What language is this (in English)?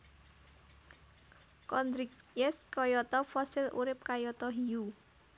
Javanese